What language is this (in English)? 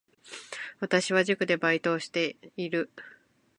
Japanese